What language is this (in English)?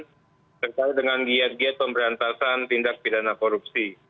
Indonesian